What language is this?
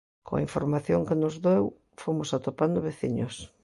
Galician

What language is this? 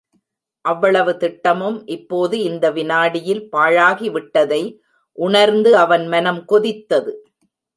Tamil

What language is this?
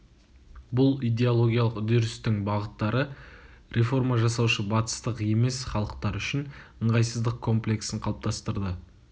Kazakh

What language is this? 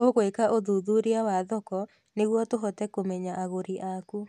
Kikuyu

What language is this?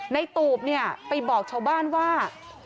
Thai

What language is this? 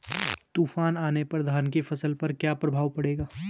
Hindi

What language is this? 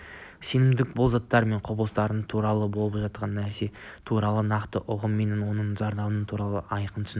Kazakh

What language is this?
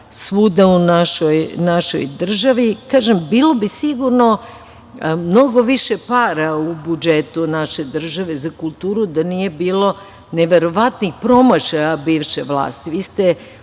Serbian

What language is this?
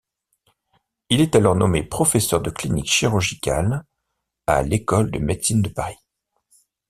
French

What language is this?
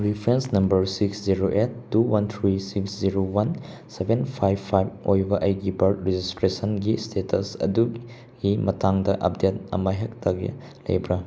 Manipuri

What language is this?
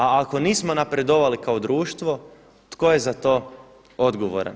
Croatian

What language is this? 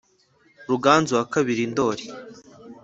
Kinyarwanda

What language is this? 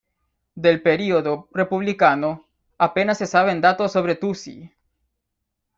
Spanish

